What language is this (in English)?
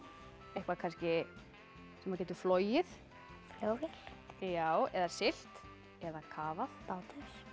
Icelandic